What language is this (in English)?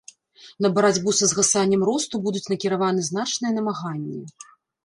Belarusian